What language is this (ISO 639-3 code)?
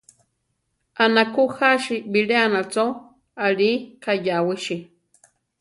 tar